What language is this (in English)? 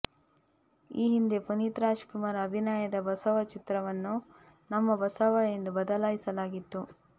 Kannada